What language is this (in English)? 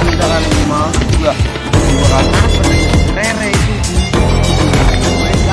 Indonesian